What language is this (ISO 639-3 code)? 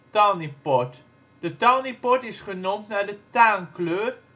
nld